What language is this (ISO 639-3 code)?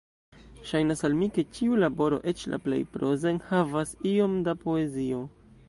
epo